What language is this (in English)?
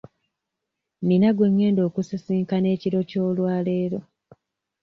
Ganda